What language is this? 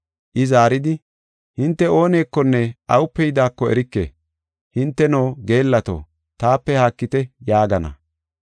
Gofa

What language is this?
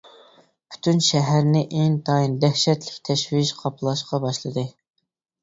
Uyghur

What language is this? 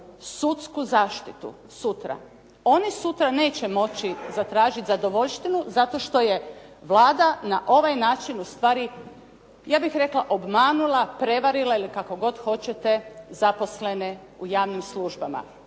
Croatian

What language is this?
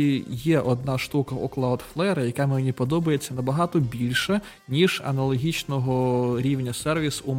Ukrainian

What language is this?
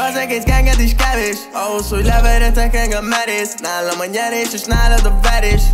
Italian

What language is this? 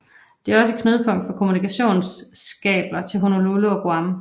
Danish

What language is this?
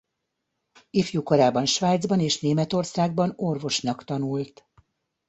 Hungarian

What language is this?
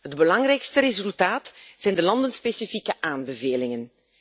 Dutch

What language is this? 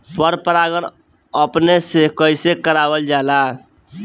Bhojpuri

